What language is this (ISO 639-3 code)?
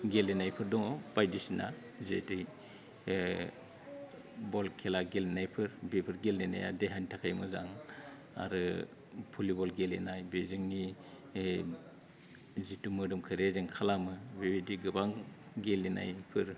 brx